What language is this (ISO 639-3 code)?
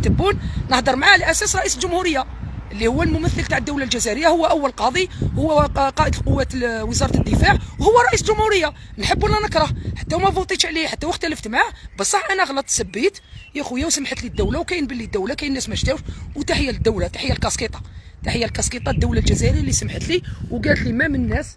ara